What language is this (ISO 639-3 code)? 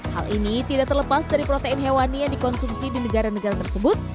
ind